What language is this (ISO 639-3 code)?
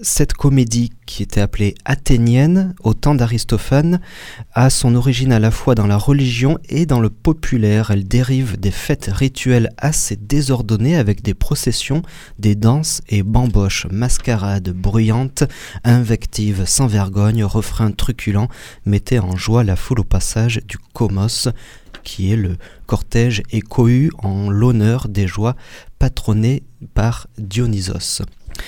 fra